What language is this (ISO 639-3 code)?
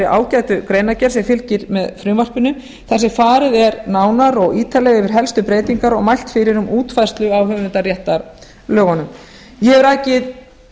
isl